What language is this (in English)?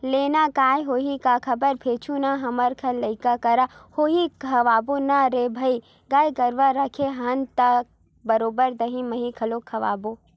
Chhattisgarhi